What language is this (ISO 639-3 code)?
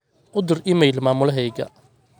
som